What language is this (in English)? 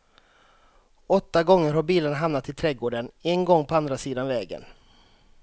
Swedish